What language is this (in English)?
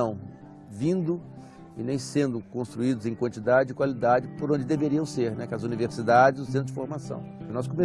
Portuguese